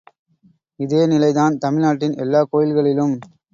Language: Tamil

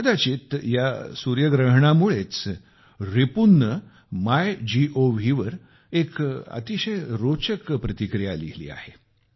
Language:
Marathi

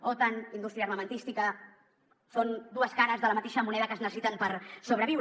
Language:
Catalan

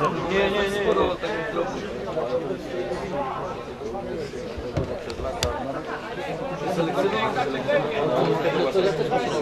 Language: Polish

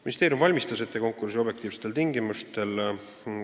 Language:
Estonian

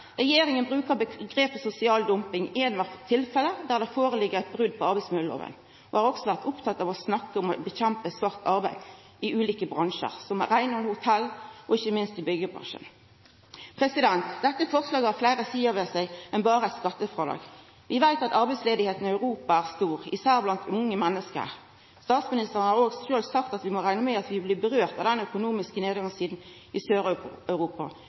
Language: Norwegian Nynorsk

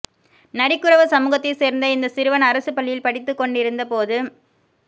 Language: Tamil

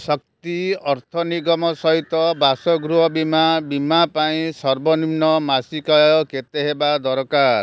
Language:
Odia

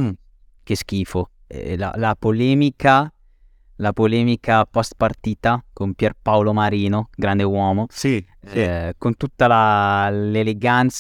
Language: Italian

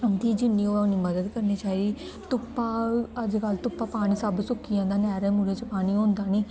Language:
Dogri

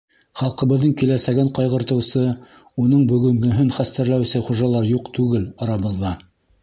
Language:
Bashkir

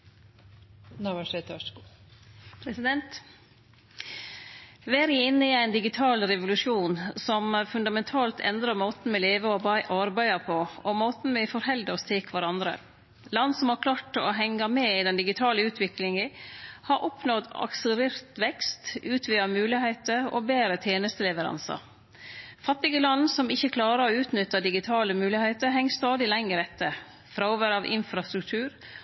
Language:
Norwegian Nynorsk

